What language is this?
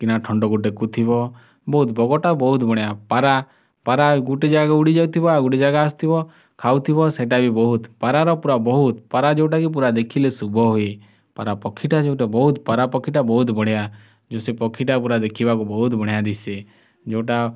Odia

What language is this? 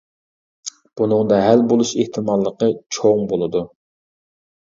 Uyghur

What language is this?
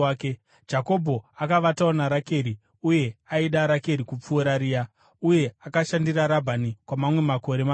Shona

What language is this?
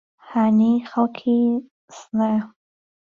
Central Kurdish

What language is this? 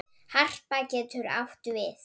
Icelandic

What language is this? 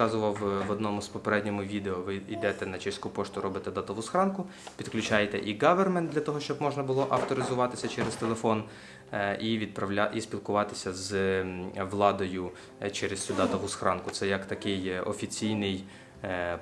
Ukrainian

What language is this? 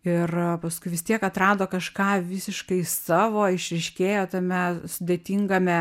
Lithuanian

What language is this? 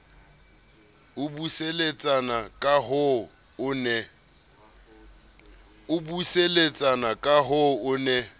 Southern Sotho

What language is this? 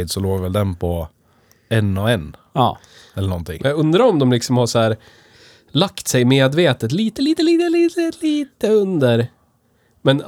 Swedish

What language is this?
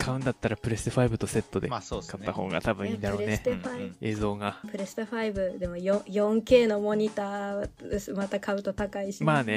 Japanese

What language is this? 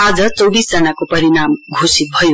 Nepali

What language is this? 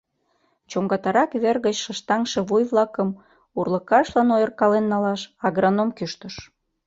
Mari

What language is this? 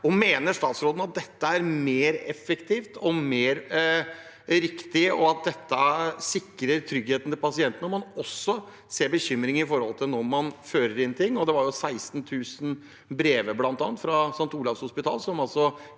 Norwegian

